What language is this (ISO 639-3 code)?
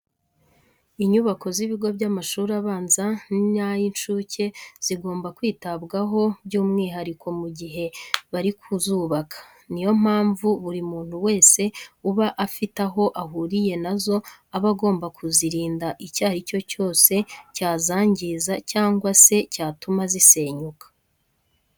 kin